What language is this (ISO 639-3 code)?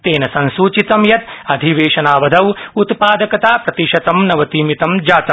san